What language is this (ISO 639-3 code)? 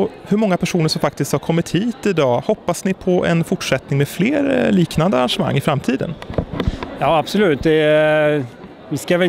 swe